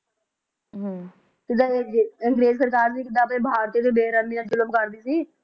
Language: Punjabi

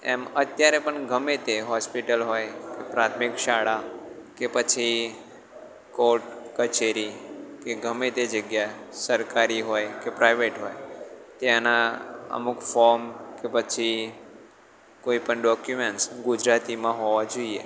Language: Gujarati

